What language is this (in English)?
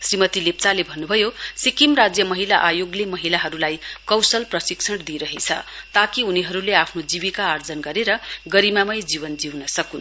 Nepali